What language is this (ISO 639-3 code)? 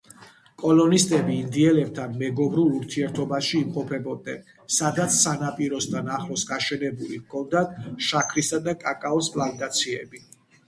kat